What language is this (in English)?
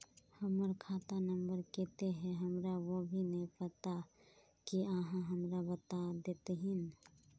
Magahi